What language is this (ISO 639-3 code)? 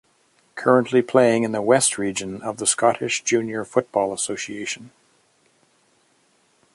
eng